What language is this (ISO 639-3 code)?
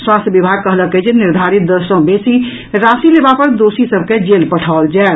mai